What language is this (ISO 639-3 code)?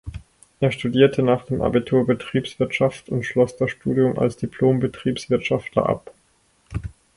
deu